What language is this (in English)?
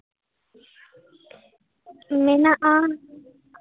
Santali